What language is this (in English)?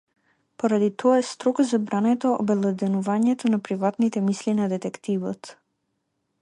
Macedonian